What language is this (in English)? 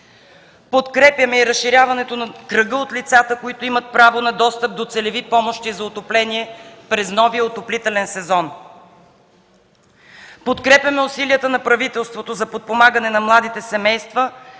Bulgarian